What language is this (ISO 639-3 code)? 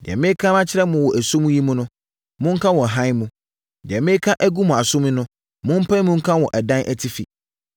aka